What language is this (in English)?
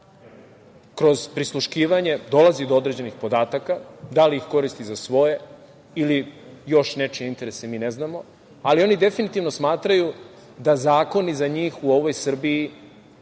Serbian